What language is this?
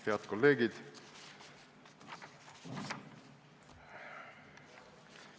Estonian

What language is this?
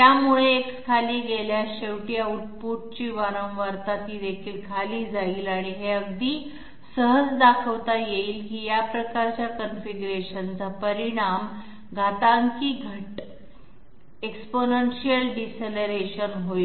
Marathi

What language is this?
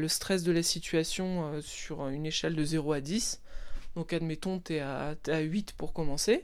French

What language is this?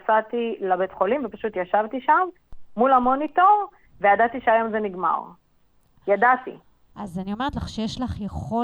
Hebrew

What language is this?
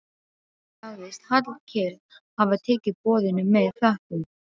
Icelandic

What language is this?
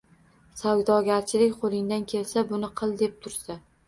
Uzbek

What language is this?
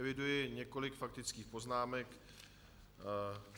Czech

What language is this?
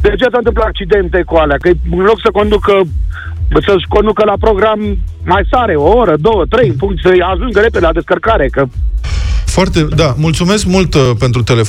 Romanian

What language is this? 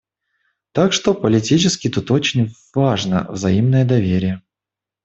Russian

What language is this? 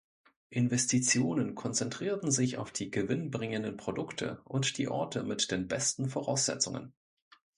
German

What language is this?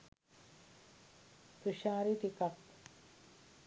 Sinhala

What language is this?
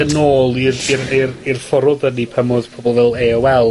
Welsh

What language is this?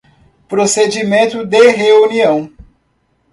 Portuguese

